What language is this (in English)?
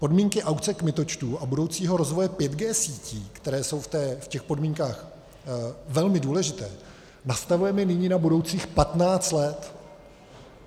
Czech